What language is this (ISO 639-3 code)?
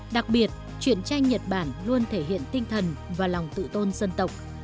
vie